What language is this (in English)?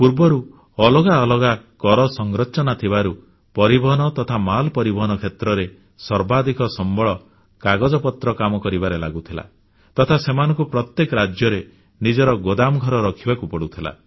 Odia